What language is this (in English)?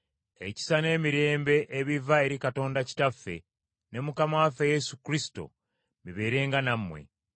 Ganda